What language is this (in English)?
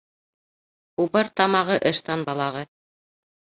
Bashkir